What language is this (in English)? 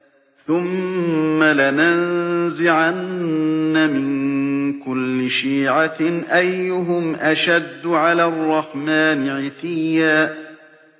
Arabic